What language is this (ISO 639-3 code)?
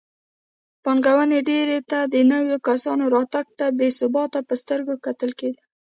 pus